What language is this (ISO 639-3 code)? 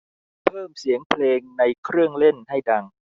tha